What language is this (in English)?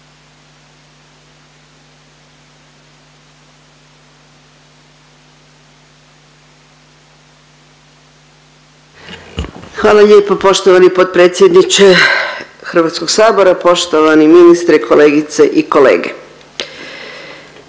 Croatian